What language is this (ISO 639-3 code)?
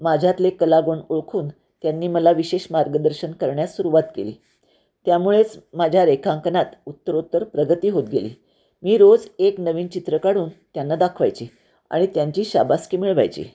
mar